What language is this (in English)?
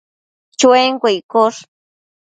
Matsés